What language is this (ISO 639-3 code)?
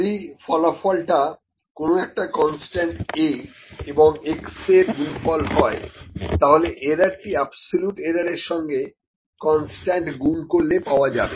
ben